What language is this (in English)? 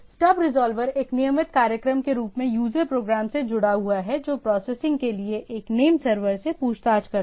Hindi